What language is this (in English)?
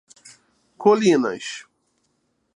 Portuguese